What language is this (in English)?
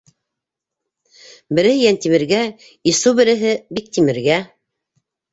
Bashkir